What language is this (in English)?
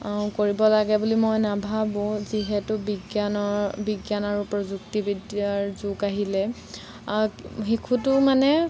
Assamese